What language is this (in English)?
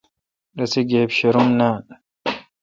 Kalkoti